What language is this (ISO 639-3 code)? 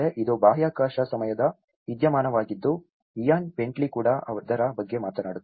kan